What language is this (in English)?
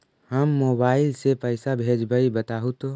Magahi